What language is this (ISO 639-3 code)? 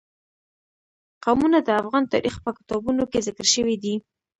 pus